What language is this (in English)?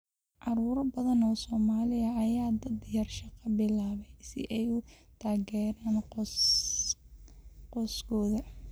Somali